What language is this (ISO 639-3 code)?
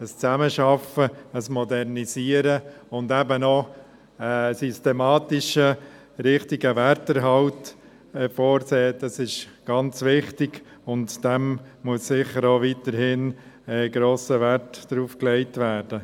gsw